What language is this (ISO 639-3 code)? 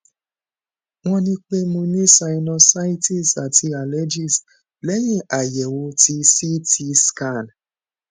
yor